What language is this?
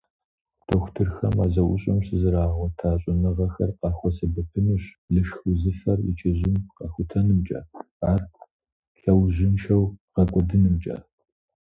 Kabardian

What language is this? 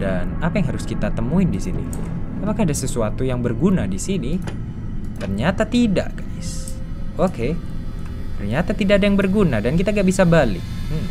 Indonesian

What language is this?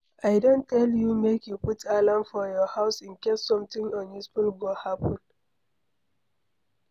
Nigerian Pidgin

